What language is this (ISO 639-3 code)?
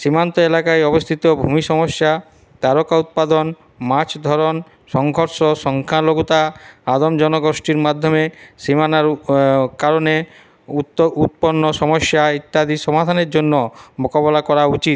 ben